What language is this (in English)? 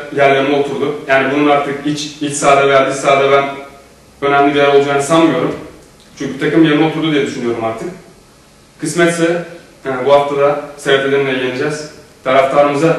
Turkish